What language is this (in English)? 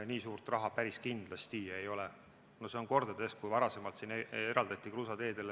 Estonian